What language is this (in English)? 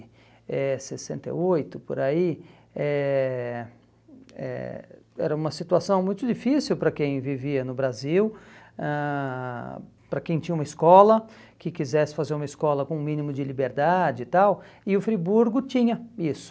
Portuguese